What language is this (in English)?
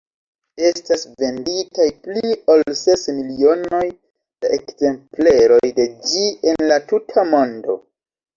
Esperanto